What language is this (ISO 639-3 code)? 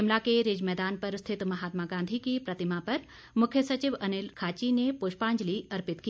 hin